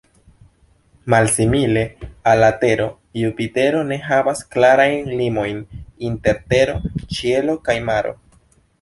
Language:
Esperanto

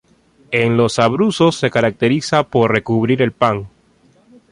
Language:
Spanish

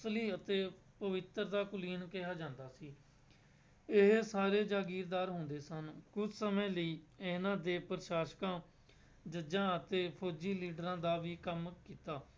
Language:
Punjabi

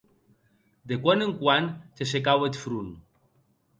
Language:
Occitan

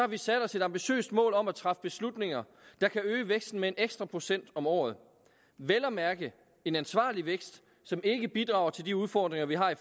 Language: Danish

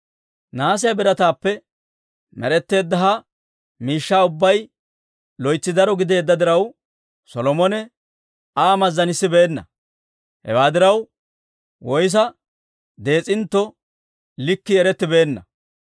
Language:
Dawro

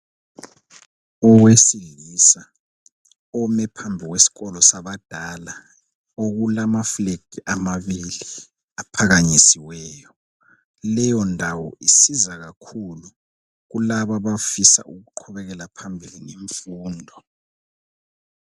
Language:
North Ndebele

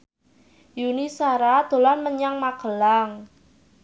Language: Javanese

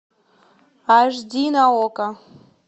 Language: Russian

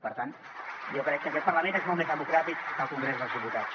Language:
Catalan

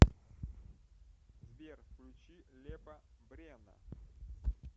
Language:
Russian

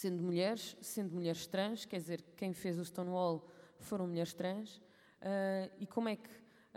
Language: Portuguese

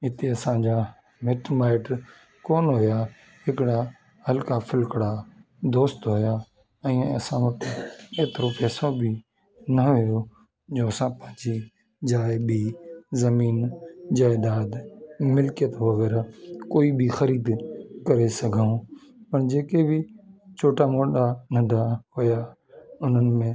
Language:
Sindhi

